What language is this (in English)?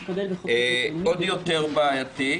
Hebrew